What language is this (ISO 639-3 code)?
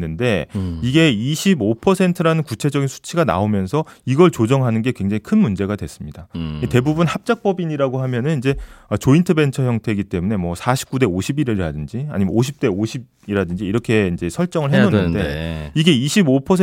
kor